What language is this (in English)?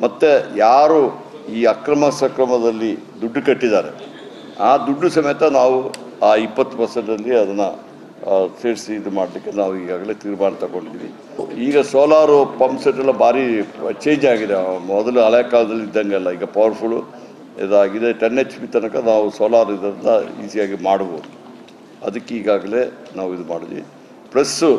Kannada